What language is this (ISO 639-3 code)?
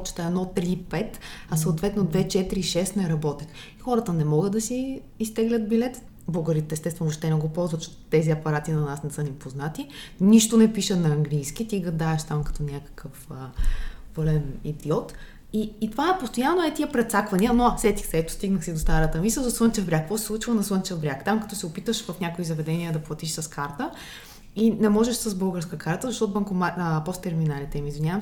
bul